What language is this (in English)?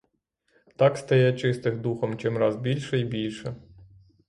Ukrainian